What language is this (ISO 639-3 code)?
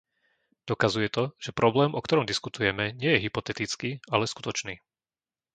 slk